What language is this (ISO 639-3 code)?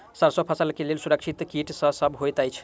mai